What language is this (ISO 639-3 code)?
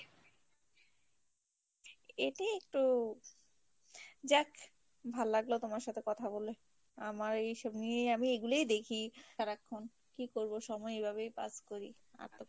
ben